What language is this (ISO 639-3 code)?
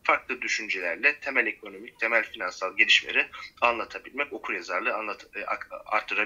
tur